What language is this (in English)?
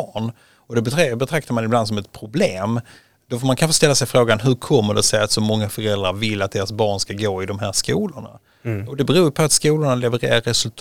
Swedish